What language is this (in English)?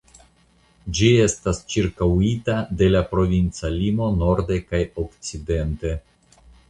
Esperanto